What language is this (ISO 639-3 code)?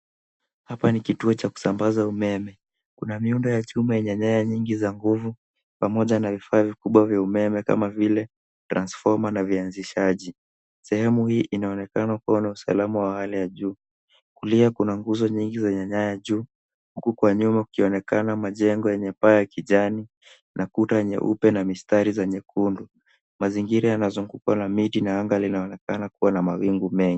swa